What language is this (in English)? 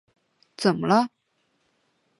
Chinese